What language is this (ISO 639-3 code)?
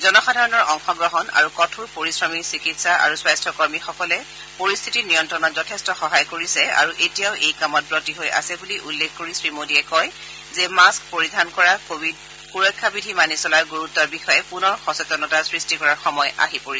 asm